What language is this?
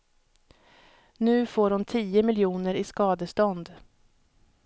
Swedish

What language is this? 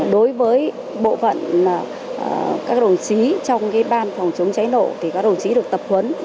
Vietnamese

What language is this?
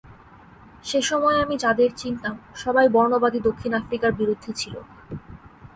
Bangla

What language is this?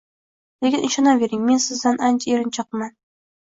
Uzbek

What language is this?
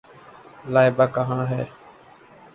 Urdu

